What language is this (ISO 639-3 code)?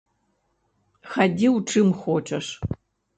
bel